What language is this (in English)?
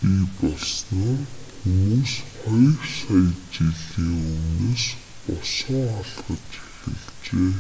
Mongolian